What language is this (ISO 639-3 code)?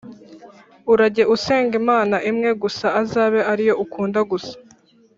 kin